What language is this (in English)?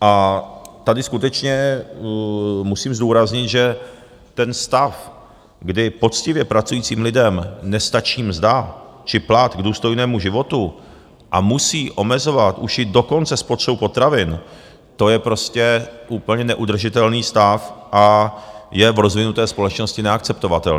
Czech